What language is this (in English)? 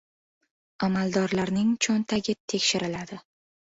Uzbek